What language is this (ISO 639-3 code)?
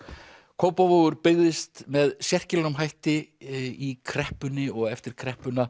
isl